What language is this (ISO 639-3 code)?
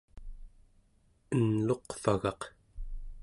esu